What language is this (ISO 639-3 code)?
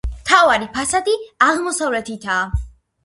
kat